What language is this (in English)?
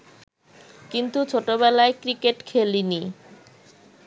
Bangla